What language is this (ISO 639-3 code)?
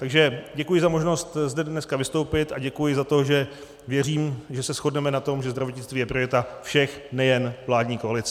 ces